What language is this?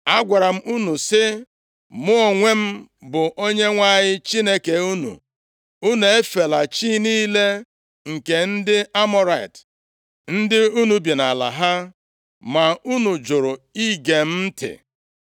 Igbo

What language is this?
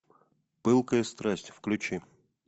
Russian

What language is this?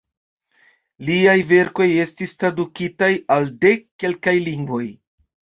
Esperanto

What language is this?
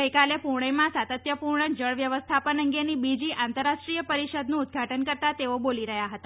Gujarati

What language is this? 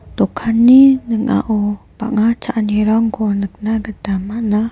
Garo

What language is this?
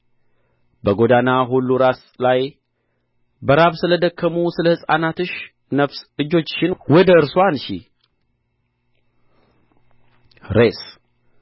Amharic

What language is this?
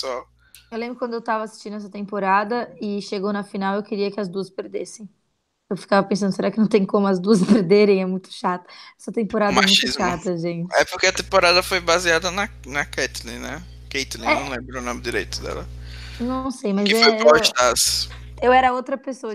Portuguese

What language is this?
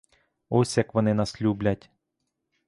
Ukrainian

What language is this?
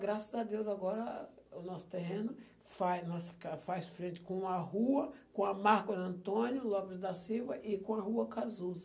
Portuguese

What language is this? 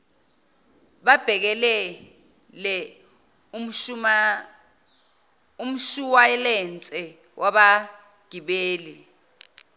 Zulu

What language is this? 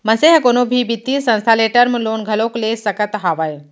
Chhattisgarhi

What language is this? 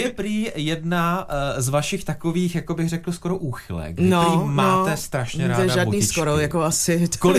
Czech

